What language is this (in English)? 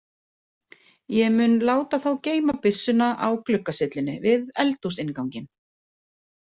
Icelandic